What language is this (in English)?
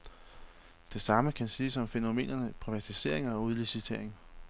Danish